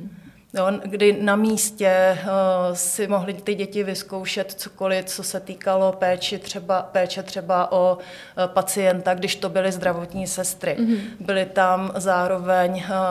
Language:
Czech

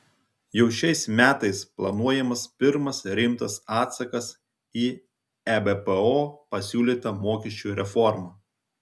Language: Lithuanian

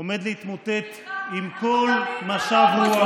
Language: Hebrew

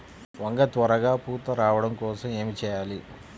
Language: Telugu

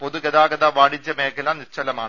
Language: Malayalam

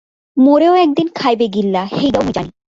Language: Bangla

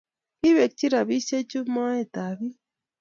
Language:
Kalenjin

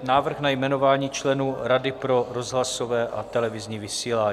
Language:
Czech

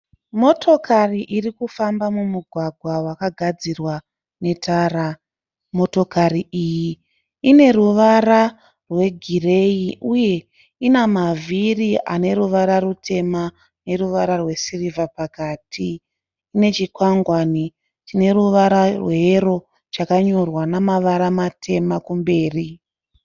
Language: Shona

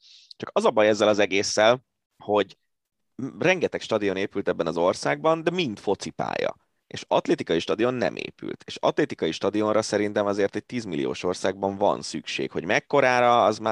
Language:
Hungarian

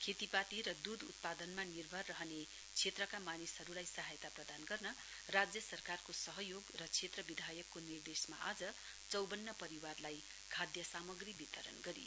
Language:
Nepali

